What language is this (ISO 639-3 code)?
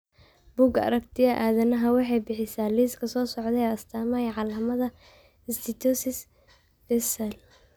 som